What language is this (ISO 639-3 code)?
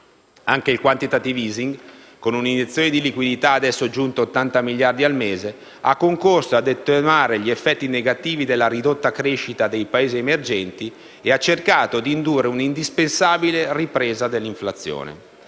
ita